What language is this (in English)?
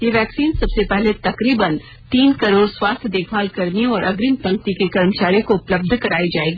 Hindi